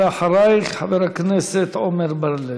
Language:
Hebrew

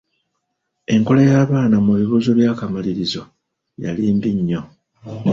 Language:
Ganda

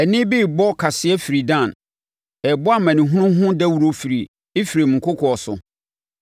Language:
Akan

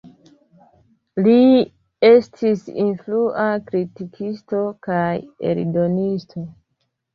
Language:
Esperanto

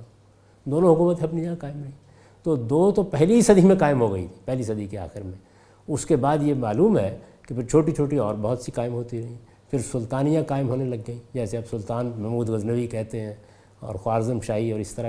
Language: Urdu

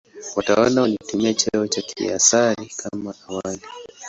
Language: Swahili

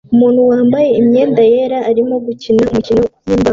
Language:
Kinyarwanda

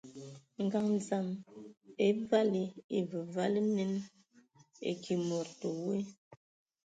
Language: Ewondo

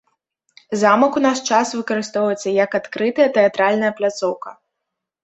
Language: Belarusian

